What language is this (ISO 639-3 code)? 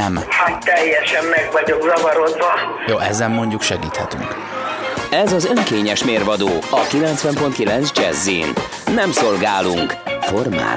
hun